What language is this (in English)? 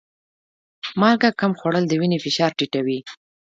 Pashto